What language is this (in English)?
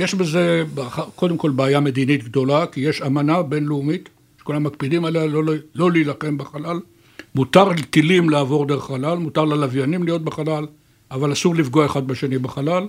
Hebrew